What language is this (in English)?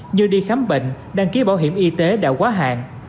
Vietnamese